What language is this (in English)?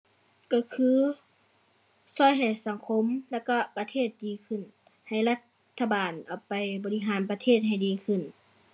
Thai